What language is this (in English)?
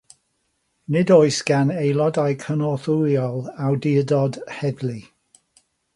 Welsh